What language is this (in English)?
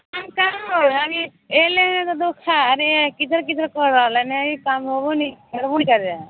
Maithili